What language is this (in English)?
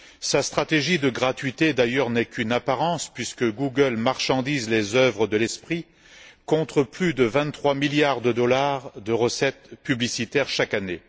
French